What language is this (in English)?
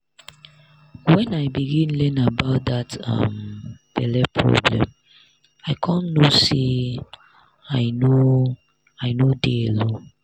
Nigerian Pidgin